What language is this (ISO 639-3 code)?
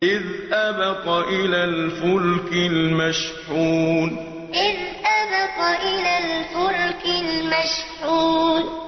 ara